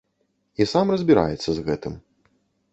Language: Belarusian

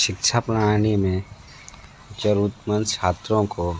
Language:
Hindi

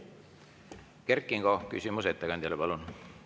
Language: Estonian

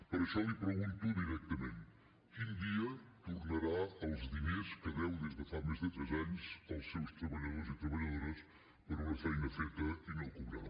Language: Catalan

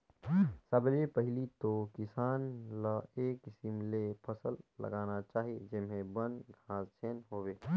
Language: Chhattisgarhi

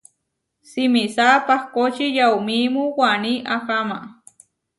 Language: Huarijio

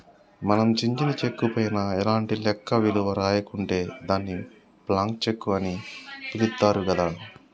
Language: Telugu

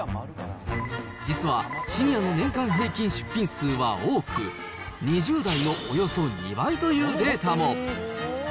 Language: Japanese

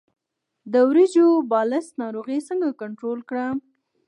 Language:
Pashto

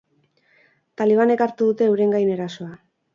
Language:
Basque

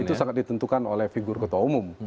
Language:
Indonesian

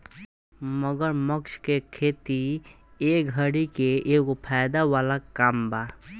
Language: Bhojpuri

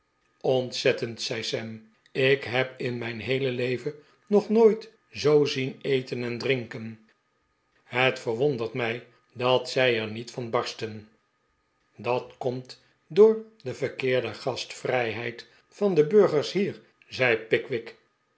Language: Dutch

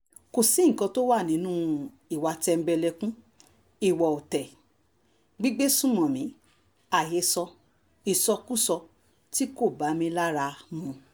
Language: Yoruba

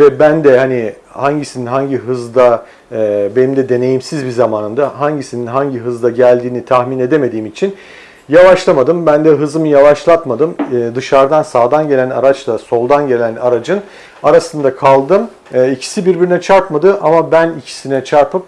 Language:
Turkish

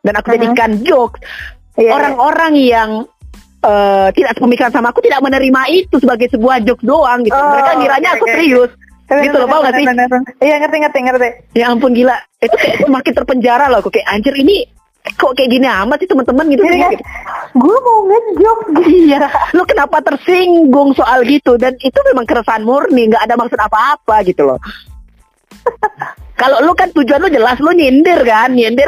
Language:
Indonesian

